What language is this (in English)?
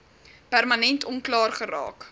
Afrikaans